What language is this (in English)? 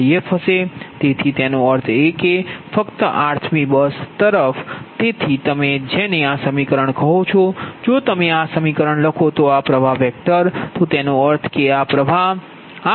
Gujarati